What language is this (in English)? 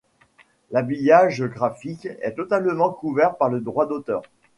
French